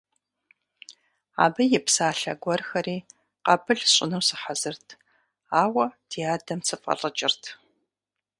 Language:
Kabardian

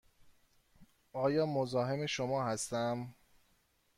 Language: Persian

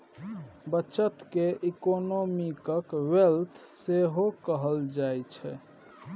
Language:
Maithili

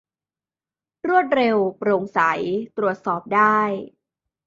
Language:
Thai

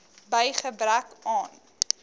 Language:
Afrikaans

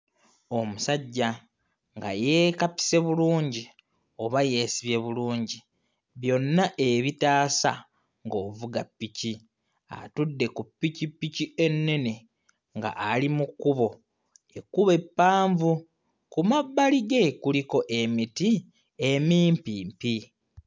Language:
Ganda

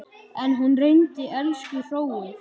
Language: Icelandic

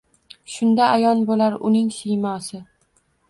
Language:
Uzbek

